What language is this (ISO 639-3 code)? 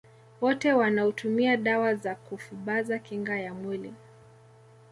swa